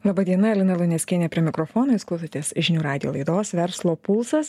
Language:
Lithuanian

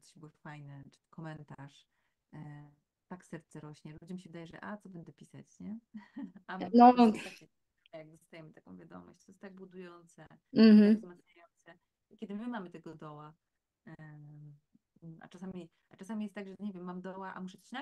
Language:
Polish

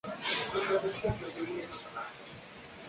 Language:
Spanish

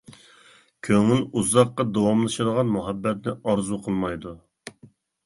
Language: Uyghur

